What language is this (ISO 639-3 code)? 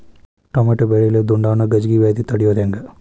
kan